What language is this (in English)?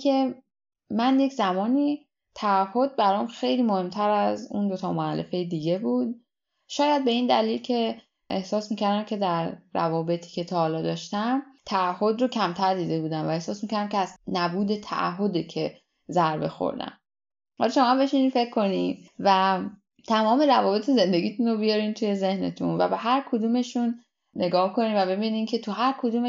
Persian